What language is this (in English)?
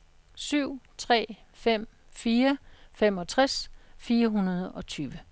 Danish